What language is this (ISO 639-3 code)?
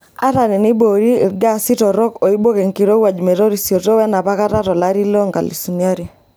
mas